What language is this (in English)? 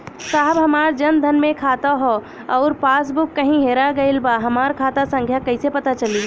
Bhojpuri